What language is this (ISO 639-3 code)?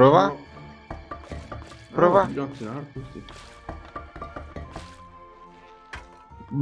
ita